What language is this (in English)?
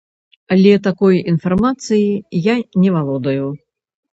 Belarusian